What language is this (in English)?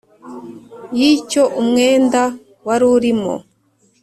Kinyarwanda